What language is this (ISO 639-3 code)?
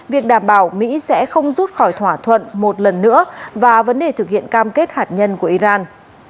vie